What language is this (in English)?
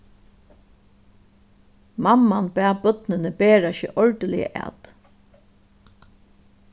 Faroese